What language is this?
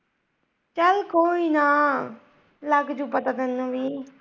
Punjabi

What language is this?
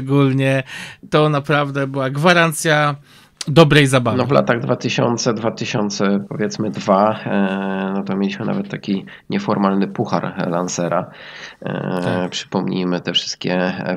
Polish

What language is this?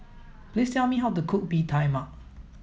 English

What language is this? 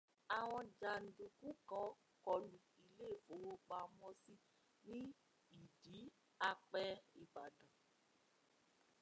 Yoruba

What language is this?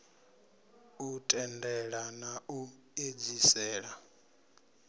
Venda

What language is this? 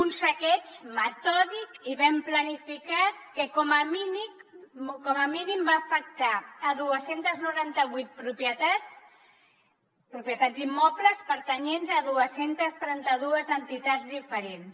Catalan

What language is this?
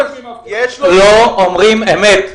Hebrew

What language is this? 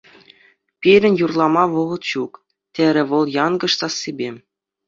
Chuvash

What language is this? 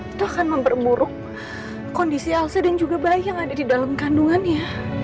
Indonesian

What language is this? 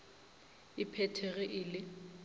Northern Sotho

